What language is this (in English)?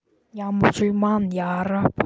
Russian